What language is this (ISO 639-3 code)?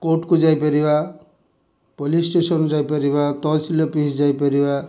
ori